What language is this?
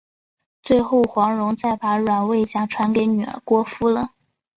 Chinese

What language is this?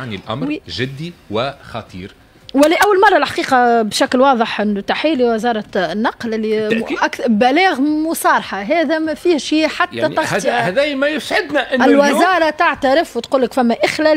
Arabic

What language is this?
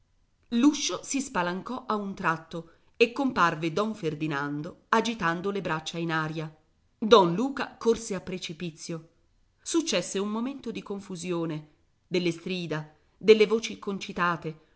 Italian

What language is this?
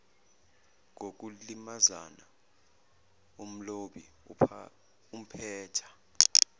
Zulu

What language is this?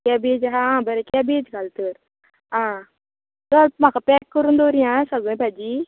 Konkani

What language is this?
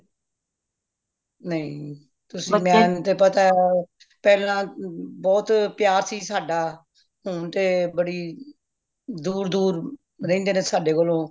Punjabi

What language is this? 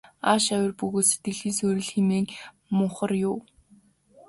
Mongolian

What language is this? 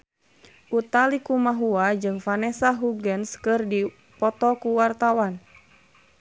Sundanese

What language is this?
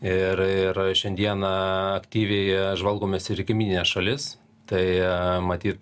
Lithuanian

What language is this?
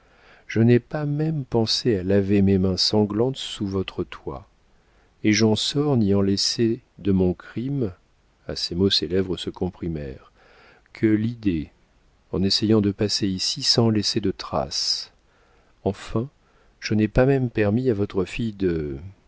French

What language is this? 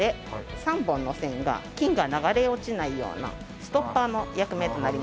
Japanese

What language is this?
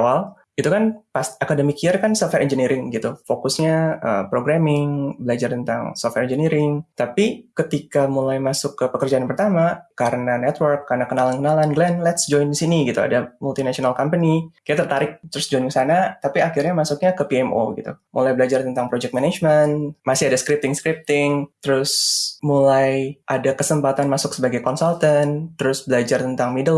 Indonesian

